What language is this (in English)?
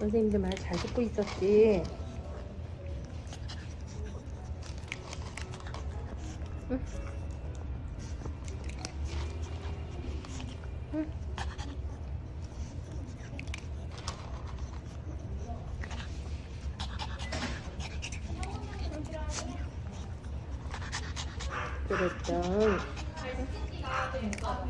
Korean